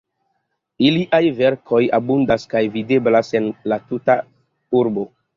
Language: Esperanto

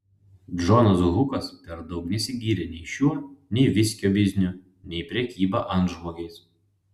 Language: Lithuanian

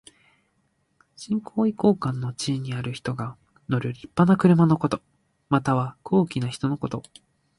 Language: Japanese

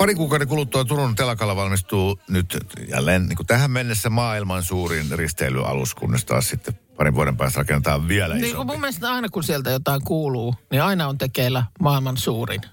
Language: Finnish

